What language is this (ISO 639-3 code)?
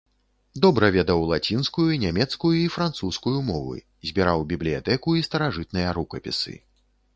bel